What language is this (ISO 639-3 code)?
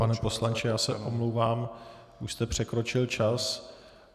ces